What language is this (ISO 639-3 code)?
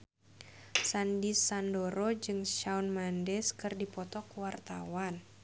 sun